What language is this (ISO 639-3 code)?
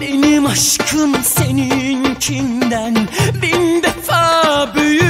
tur